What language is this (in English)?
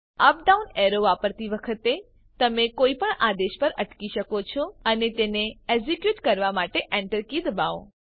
Gujarati